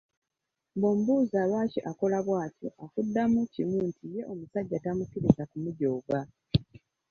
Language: Ganda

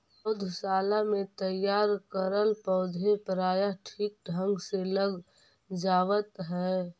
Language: Magahi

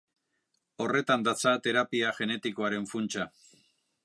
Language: Basque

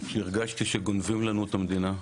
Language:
Hebrew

